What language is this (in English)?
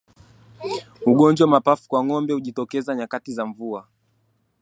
Swahili